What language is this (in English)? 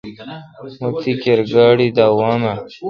Kalkoti